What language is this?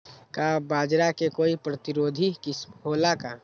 Magahi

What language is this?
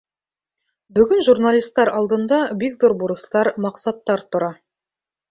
Bashkir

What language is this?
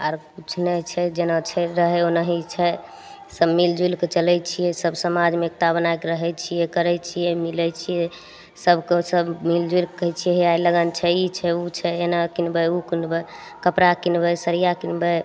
Maithili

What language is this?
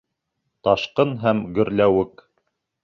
Bashkir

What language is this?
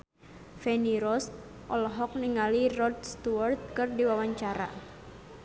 Sundanese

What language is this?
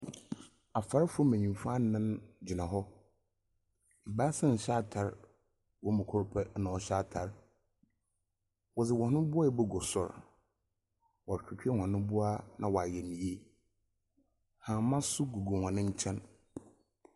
Akan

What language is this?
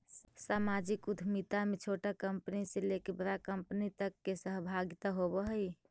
Magahi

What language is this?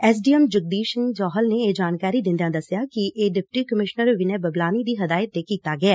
Punjabi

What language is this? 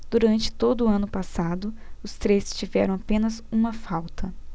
Portuguese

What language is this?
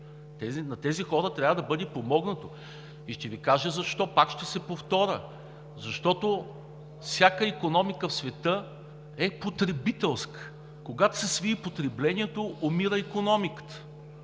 Bulgarian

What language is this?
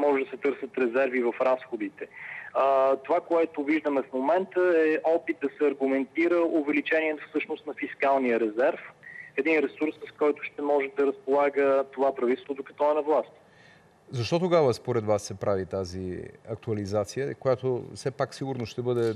Bulgarian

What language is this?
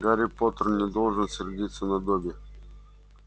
Russian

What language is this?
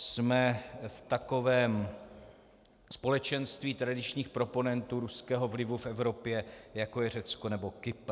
Czech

